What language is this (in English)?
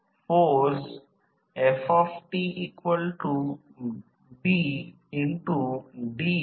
Marathi